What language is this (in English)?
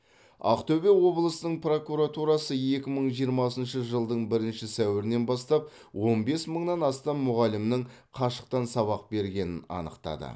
Kazakh